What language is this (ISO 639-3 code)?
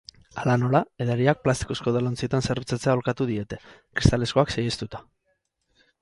eus